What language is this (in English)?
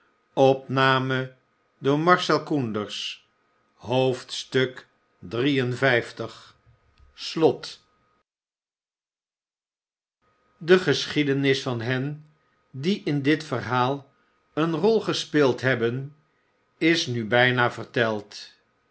Dutch